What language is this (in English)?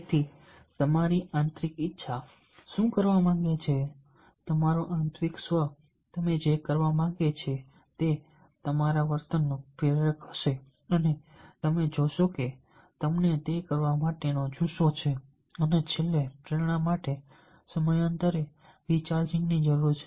Gujarati